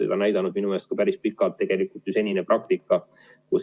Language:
Estonian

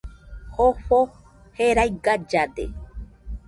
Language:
Nüpode Huitoto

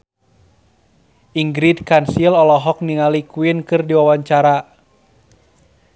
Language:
Sundanese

